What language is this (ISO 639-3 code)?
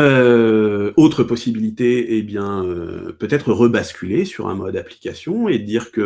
fra